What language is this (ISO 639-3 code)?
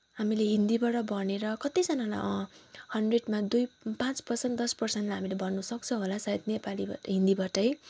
nep